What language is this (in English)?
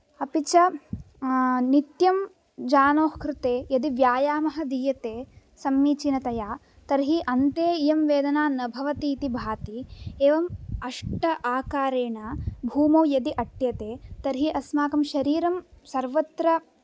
Sanskrit